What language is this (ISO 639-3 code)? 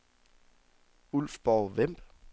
dan